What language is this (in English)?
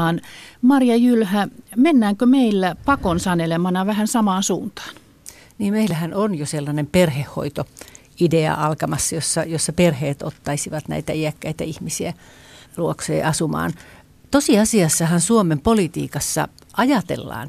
Finnish